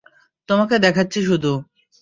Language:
Bangla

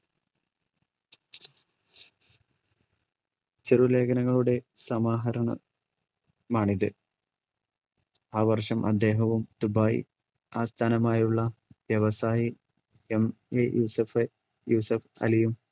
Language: Malayalam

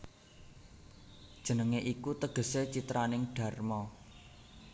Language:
Javanese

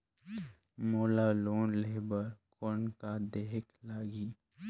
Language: Chhattisgarhi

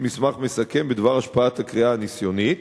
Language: Hebrew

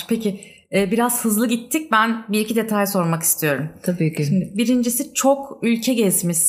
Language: Turkish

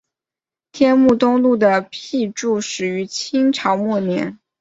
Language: Chinese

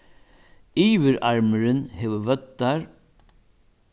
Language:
Faroese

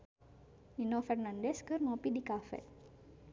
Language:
Sundanese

